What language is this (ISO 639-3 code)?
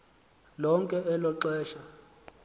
xho